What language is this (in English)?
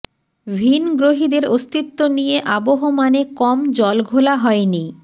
Bangla